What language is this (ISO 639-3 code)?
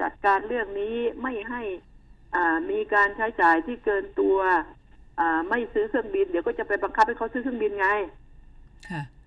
tha